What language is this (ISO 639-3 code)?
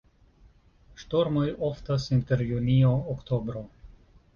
epo